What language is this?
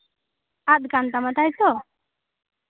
Santali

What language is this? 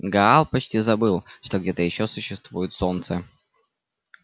Russian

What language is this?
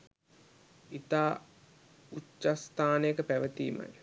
Sinhala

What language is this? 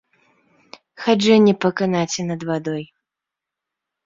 Belarusian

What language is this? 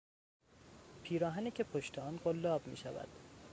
Persian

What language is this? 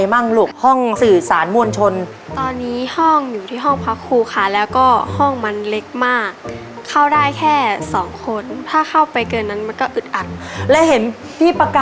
Thai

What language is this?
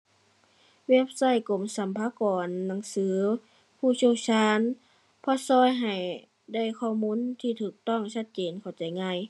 Thai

